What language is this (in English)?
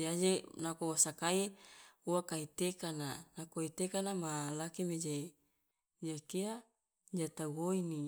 Loloda